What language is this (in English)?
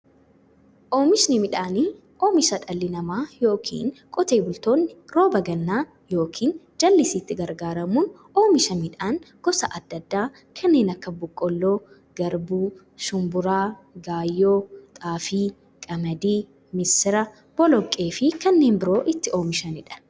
Oromo